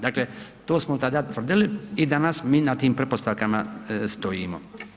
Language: Croatian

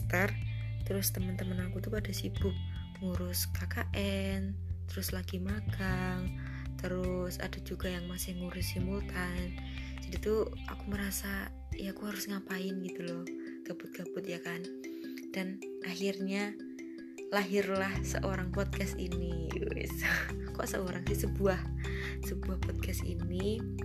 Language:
Indonesian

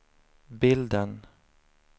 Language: Swedish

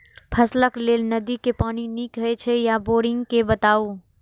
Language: Maithili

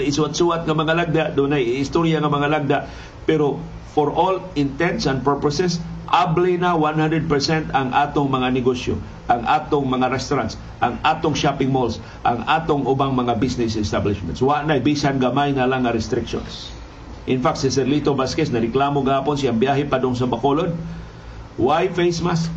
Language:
Filipino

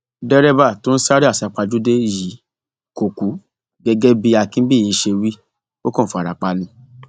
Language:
Yoruba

